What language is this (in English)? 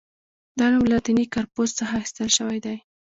Pashto